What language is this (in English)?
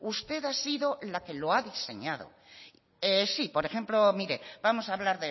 Spanish